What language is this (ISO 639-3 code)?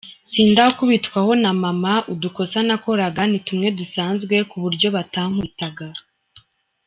kin